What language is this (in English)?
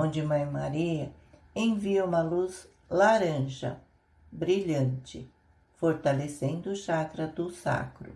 Portuguese